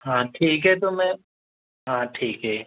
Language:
Hindi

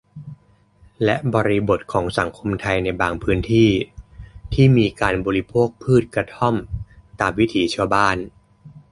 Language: Thai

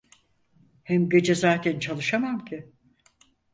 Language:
Turkish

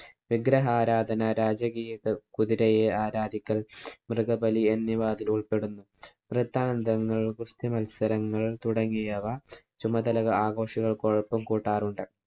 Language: Malayalam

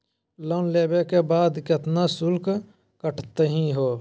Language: Magahi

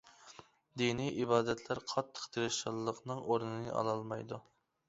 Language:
Uyghur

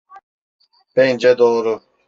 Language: Turkish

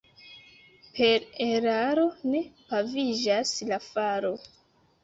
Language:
Esperanto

